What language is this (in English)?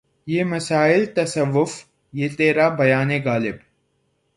Urdu